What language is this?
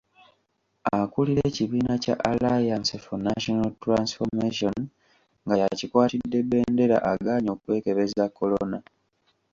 Ganda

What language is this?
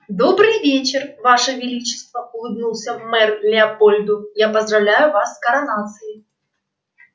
Russian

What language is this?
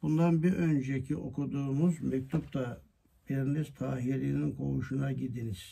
Turkish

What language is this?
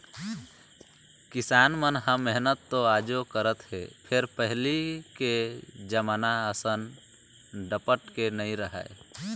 Chhattisgarhi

